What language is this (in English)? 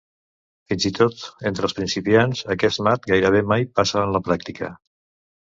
Catalan